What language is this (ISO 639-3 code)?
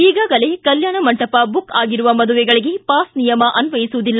kan